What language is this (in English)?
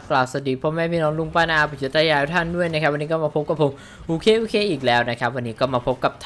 Thai